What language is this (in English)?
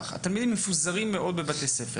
Hebrew